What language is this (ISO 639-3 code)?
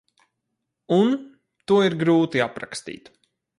lav